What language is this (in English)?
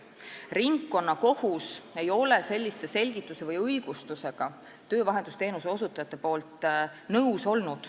Estonian